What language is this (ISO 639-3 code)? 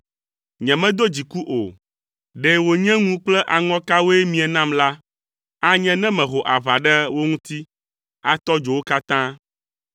ewe